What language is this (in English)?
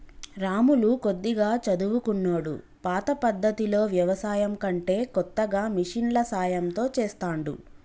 Telugu